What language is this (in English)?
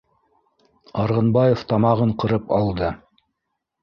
Bashkir